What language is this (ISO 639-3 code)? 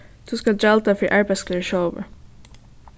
fao